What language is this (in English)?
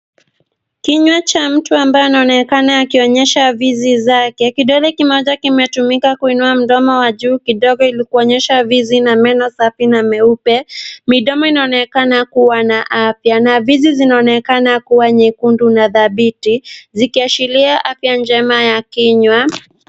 Swahili